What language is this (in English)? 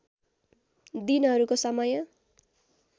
Nepali